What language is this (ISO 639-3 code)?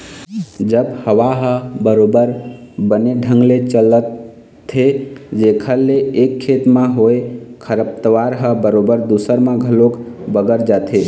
hne